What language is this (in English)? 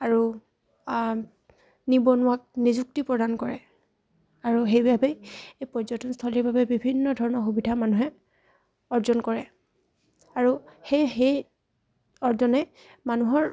Assamese